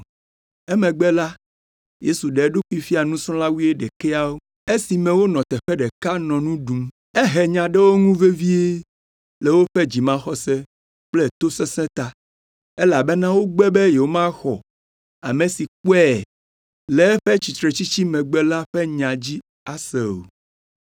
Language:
Ewe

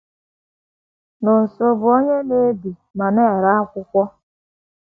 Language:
Igbo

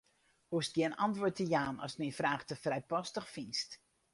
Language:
Western Frisian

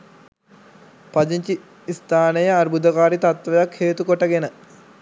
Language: Sinhala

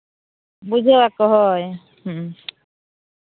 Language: Santali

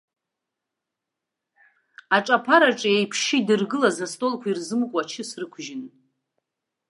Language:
Abkhazian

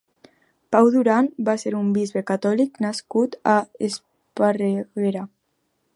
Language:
Catalan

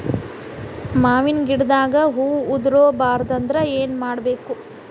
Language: Kannada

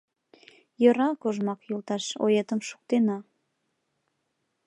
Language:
Mari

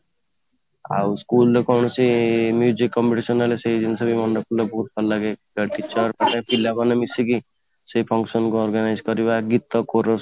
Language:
Odia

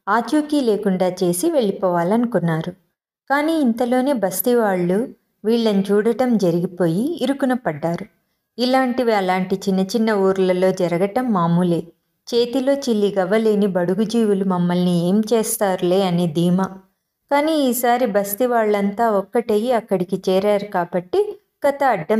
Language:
Telugu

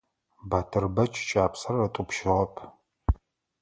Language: Adyghe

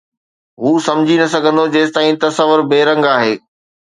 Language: Sindhi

